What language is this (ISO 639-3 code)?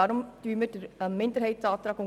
gsw